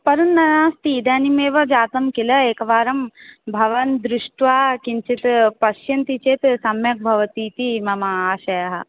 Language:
Sanskrit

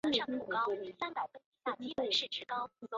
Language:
Chinese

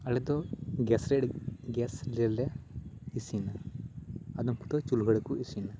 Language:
Santali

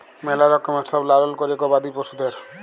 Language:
Bangla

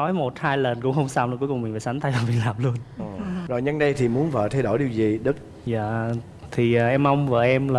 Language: Vietnamese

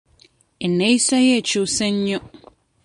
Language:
Ganda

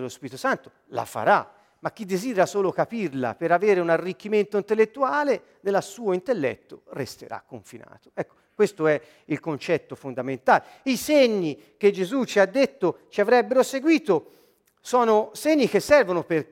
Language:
Italian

